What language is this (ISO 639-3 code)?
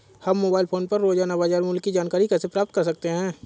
hin